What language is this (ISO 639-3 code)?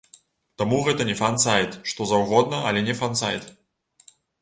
bel